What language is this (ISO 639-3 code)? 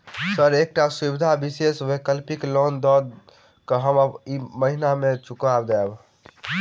mai